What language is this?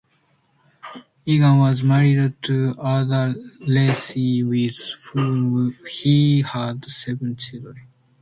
English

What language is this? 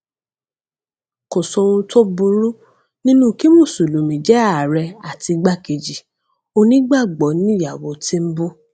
Yoruba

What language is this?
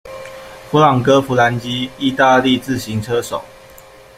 Chinese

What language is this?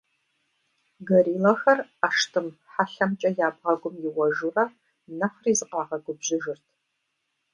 Kabardian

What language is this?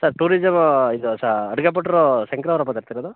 Kannada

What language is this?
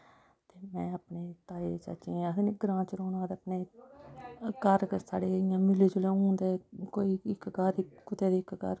Dogri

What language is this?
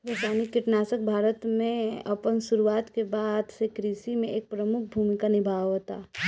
Bhojpuri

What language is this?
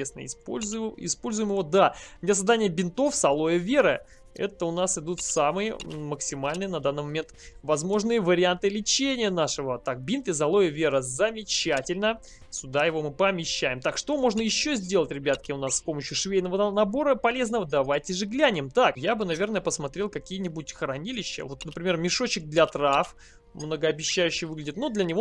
Russian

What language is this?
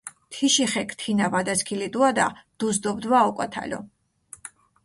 Mingrelian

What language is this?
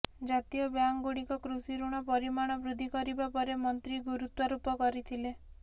Odia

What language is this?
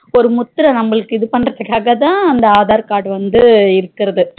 Tamil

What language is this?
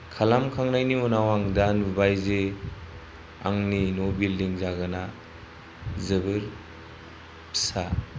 Bodo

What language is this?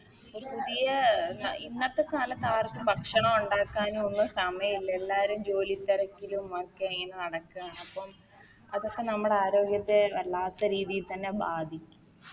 Malayalam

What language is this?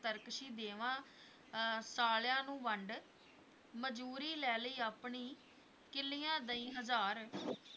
Punjabi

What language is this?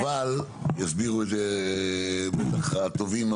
Hebrew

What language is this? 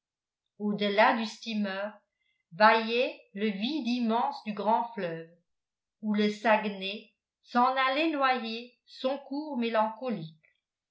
French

